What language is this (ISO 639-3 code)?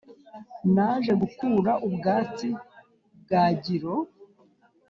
kin